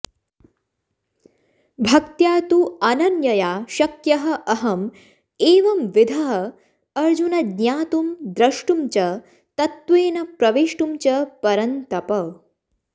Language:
Sanskrit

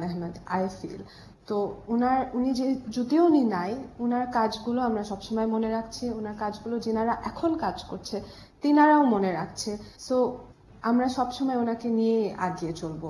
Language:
Korean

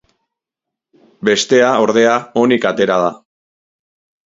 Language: Basque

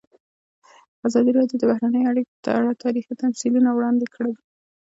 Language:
Pashto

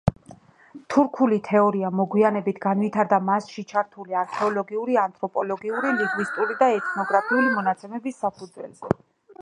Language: Georgian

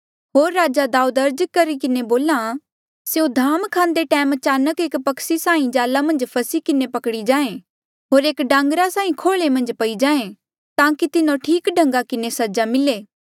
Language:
Mandeali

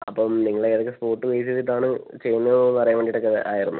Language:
Malayalam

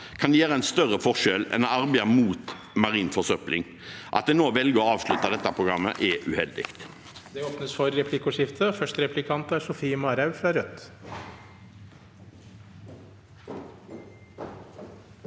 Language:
Norwegian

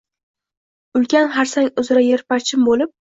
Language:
Uzbek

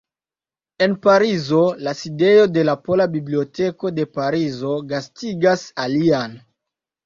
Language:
Esperanto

